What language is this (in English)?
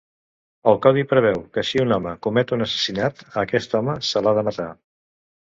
Catalan